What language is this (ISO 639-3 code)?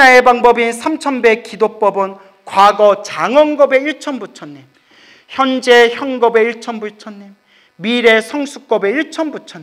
kor